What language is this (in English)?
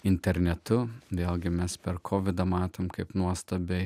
Lithuanian